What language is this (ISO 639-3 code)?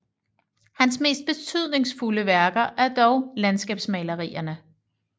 dan